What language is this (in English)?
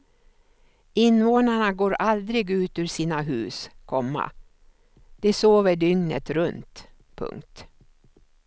Swedish